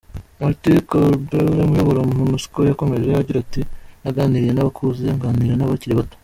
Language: Kinyarwanda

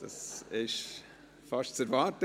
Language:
Swiss German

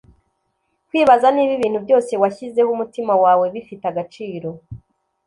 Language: Kinyarwanda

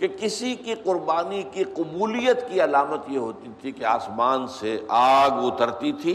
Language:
Urdu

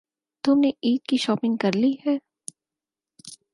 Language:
Urdu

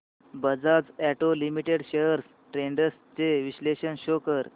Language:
Marathi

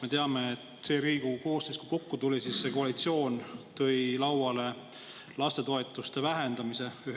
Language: Estonian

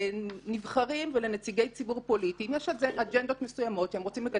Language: Hebrew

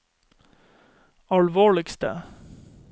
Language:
Norwegian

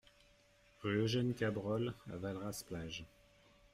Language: French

